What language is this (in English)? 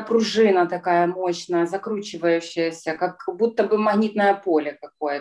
Russian